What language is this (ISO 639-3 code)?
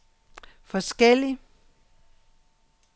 dan